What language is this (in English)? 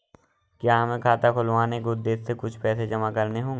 Hindi